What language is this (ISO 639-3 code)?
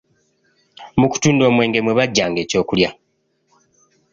lug